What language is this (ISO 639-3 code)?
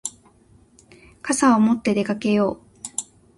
jpn